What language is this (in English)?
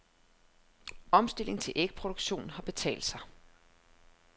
Danish